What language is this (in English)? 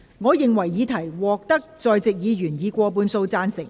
Cantonese